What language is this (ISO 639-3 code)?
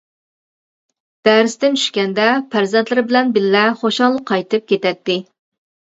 uig